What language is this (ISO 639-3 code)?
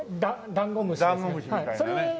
jpn